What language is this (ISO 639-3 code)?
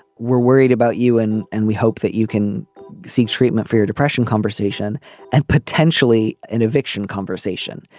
eng